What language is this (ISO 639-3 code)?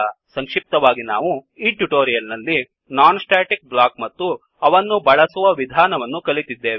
kan